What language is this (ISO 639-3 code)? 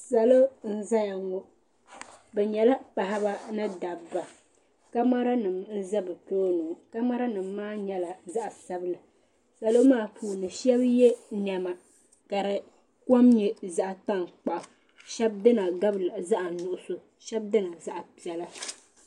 dag